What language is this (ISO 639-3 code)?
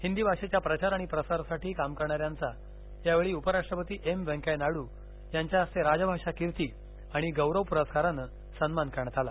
mar